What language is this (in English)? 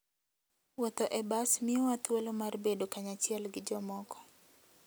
Luo (Kenya and Tanzania)